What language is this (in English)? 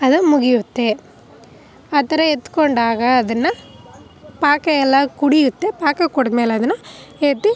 Kannada